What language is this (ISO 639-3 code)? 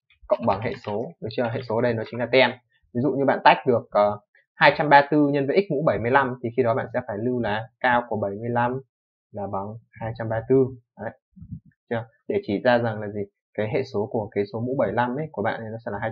vie